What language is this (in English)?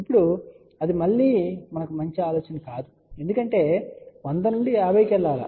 Telugu